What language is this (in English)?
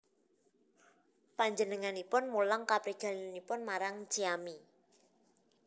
Javanese